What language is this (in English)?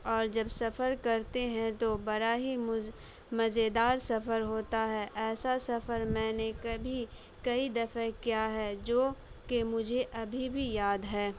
Urdu